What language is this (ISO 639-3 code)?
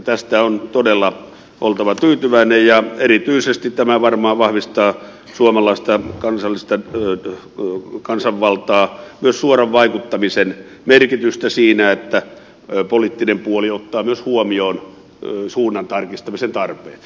fin